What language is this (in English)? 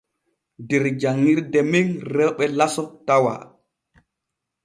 Borgu Fulfulde